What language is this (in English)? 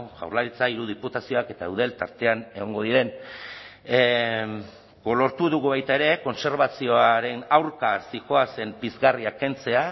Basque